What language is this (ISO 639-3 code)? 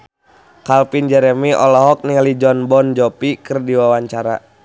sun